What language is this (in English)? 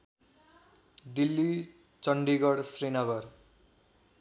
Nepali